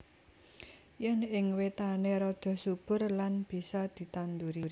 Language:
Javanese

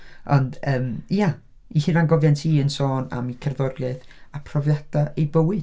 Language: Welsh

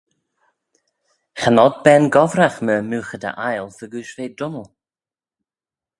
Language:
Manx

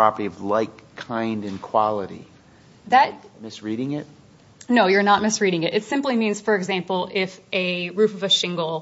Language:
English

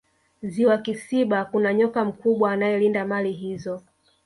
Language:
Swahili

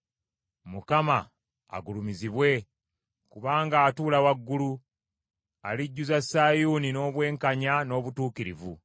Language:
Ganda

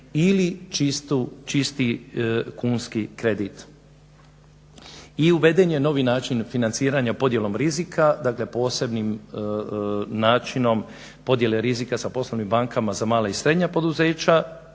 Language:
Croatian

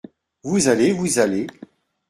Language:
French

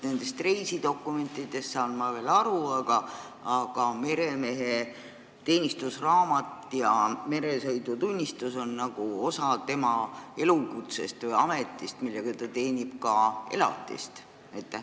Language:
Estonian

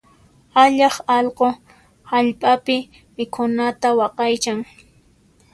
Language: Puno Quechua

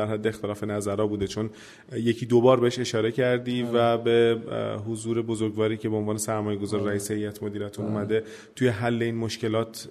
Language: Persian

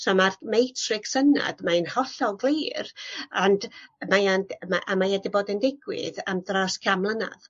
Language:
Welsh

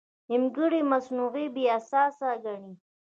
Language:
Pashto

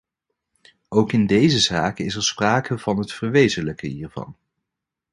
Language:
Dutch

